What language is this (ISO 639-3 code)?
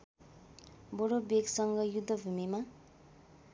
nep